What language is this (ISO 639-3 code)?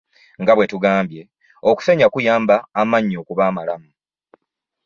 lug